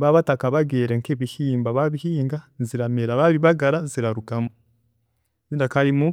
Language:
Chiga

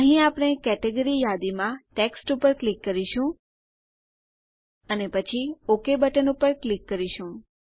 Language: Gujarati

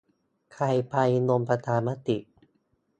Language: Thai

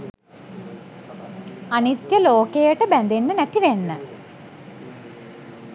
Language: Sinhala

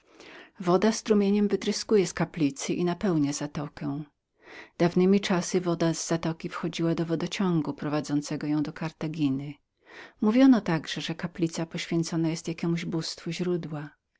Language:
Polish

